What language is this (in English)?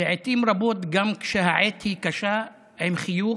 Hebrew